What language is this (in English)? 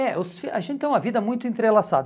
Portuguese